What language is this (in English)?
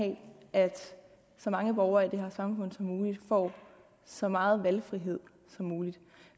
Danish